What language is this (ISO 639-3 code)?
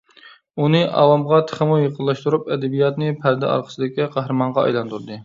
uig